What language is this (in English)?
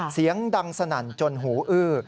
Thai